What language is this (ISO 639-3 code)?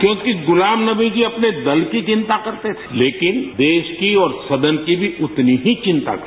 hin